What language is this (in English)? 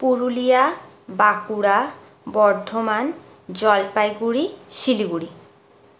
Bangla